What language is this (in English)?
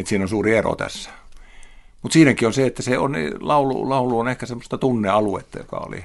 Finnish